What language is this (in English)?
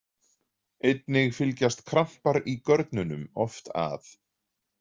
Icelandic